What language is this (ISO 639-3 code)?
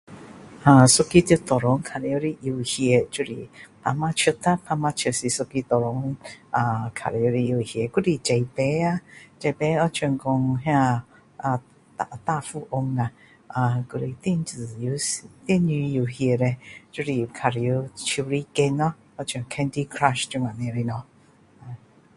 cdo